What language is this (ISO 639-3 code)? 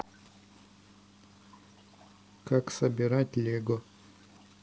rus